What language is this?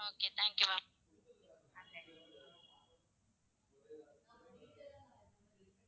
Tamil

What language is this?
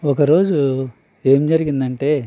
Telugu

